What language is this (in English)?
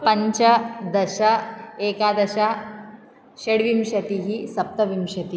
Sanskrit